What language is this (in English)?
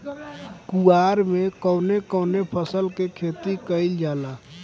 Bhojpuri